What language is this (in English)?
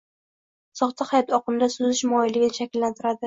Uzbek